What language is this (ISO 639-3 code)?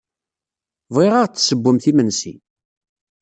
kab